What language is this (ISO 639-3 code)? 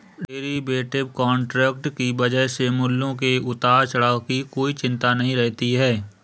hin